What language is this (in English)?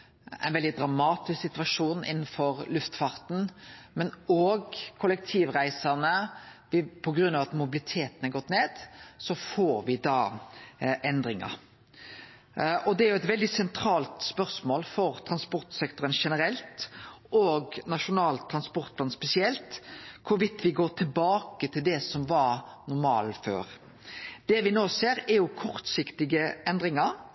Norwegian Nynorsk